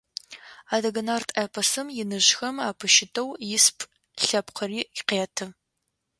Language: Adyghe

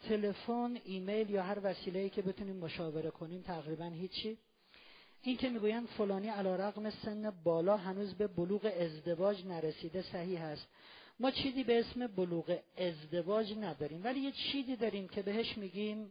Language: Persian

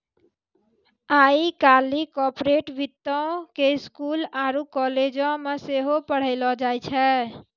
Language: Maithili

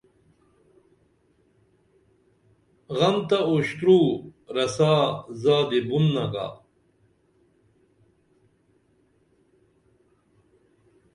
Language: Dameli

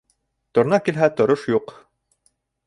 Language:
Bashkir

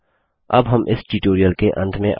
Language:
Hindi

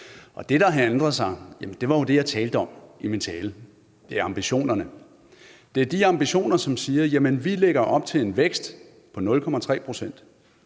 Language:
Danish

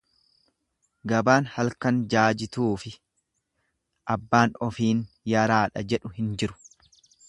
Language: Oromo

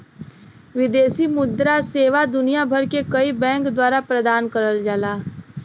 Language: Bhojpuri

